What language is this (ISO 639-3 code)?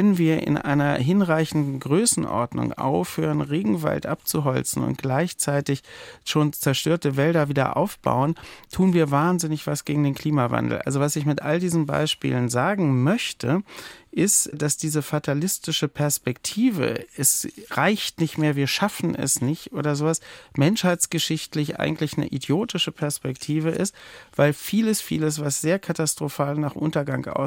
deu